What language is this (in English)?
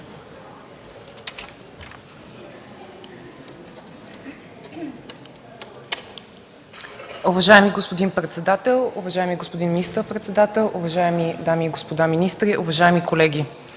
Bulgarian